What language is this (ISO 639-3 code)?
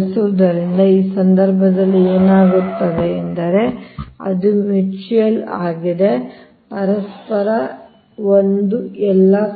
kan